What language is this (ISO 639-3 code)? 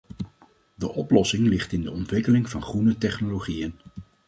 nld